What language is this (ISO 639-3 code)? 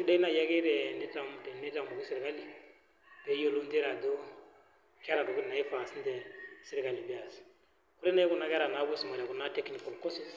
mas